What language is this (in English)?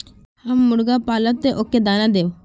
Magahi